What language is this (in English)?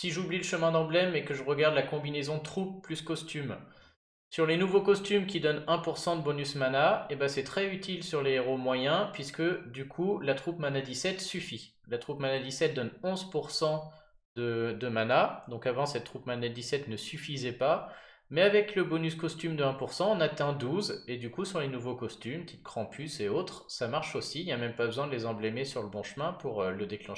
French